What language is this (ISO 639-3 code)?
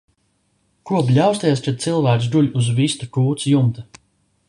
lav